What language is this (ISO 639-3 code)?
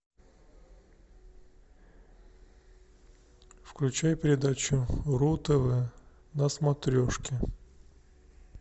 rus